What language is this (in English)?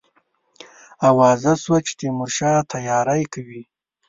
Pashto